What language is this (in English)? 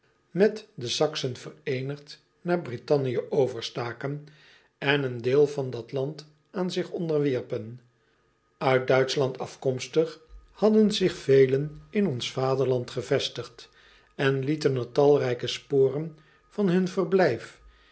Dutch